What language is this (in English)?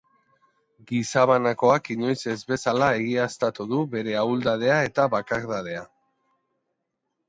Basque